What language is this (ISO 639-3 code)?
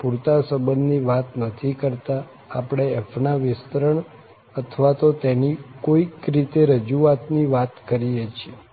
guj